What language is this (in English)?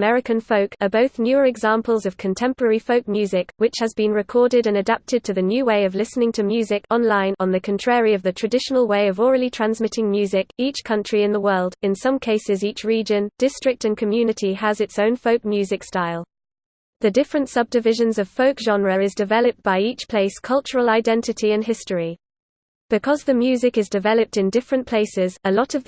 English